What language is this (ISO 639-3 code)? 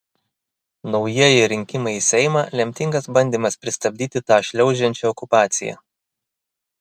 lit